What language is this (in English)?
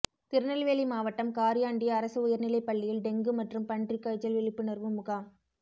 Tamil